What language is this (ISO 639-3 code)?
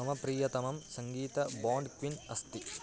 san